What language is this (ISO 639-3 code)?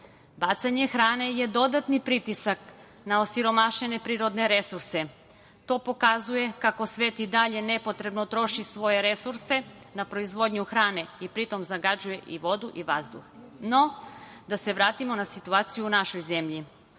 srp